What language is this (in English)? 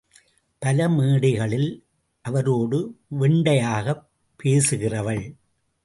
Tamil